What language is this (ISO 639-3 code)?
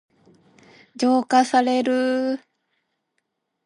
jpn